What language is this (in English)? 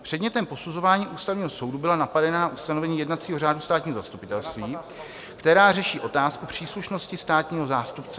Czech